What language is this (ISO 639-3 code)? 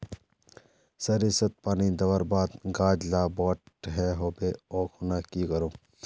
mag